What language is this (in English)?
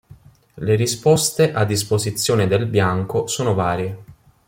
Italian